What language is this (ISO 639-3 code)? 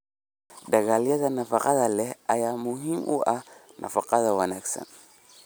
som